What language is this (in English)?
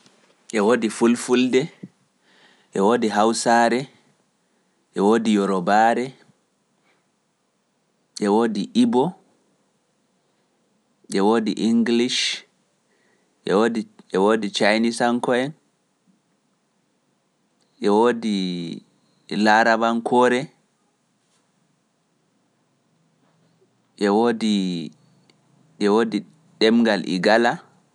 Pular